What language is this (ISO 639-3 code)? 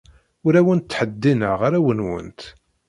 kab